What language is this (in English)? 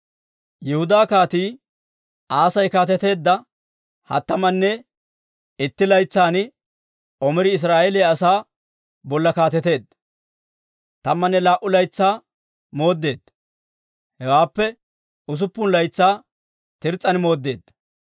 Dawro